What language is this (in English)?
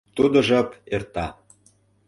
Mari